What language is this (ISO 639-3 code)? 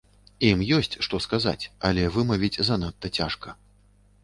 bel